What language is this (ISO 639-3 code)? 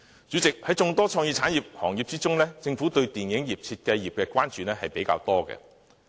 yue